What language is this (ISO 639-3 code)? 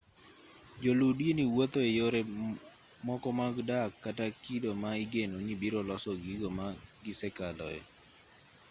luo